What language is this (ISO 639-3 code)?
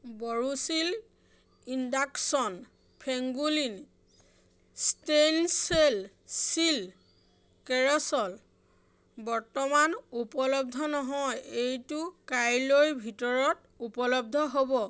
asm